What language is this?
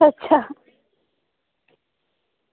Dogri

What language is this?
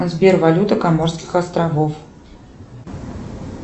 Russian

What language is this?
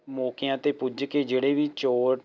Punjabi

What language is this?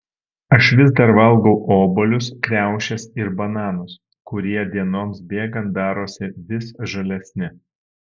Lithuanian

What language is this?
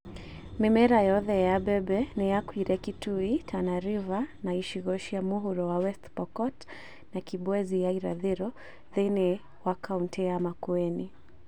Kikuyu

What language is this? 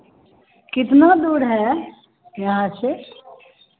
Hindi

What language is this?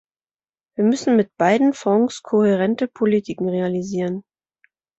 German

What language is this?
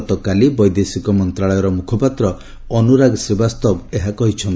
Odia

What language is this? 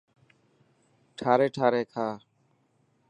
Dhatki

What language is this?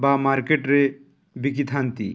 Odia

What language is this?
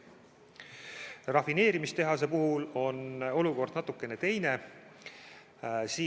Estonian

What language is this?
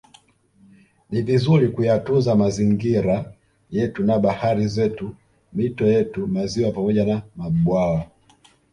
Swahili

